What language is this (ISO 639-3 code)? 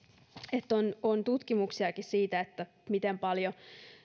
fin